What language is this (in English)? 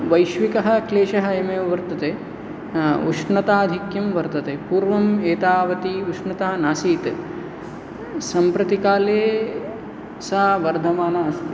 Sanskrit